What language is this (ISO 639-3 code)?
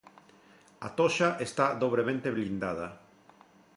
glg